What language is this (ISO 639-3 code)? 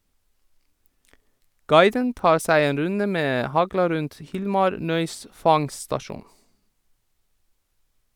nor